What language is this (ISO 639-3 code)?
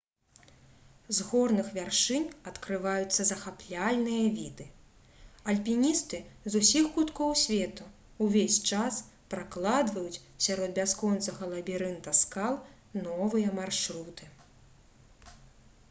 bel